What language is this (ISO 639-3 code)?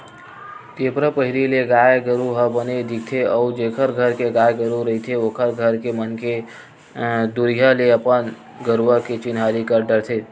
hne